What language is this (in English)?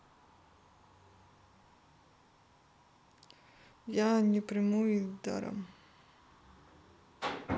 Russian